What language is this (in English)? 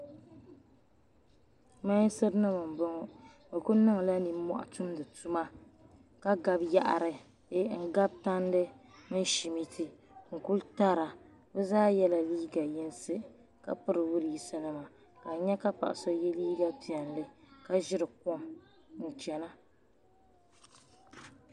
Dagbani